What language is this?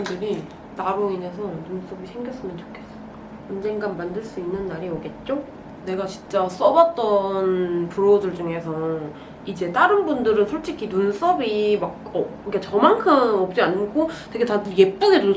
Korean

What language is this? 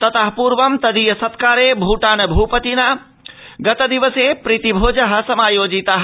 Sanskrit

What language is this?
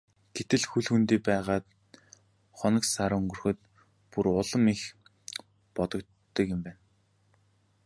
Mongolian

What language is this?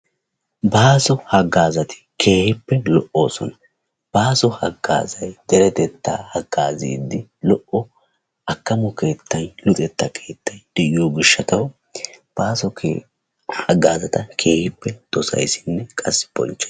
Wolaytta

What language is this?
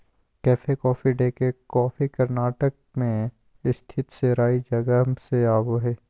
Magahi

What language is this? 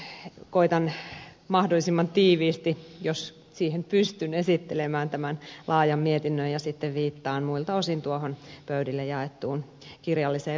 Finnish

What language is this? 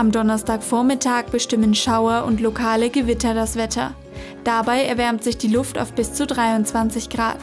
German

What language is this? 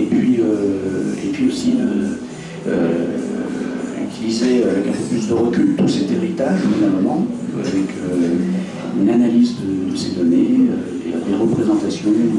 French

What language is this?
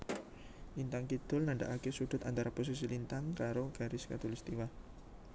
Javanese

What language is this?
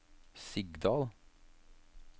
Norwegian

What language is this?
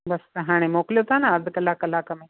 Sindhi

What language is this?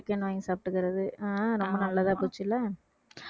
Tamil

